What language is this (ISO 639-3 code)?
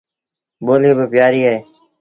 sbn